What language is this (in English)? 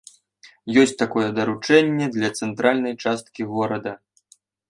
Belarusian